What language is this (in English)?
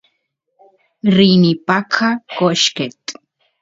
Santiago del Estero Quichua